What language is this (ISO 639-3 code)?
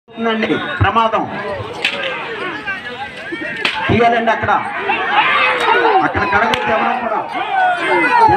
ind